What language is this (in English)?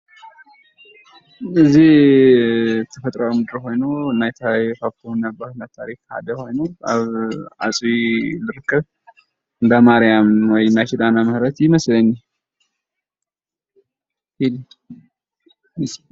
Tigrinya